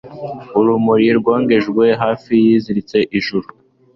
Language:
Kinyarwanda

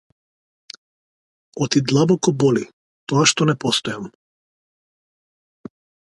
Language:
Macedonian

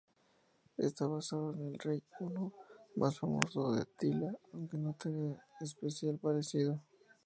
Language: Spanish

